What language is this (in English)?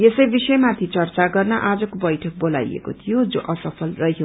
Nepali